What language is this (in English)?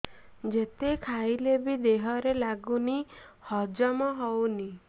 Odia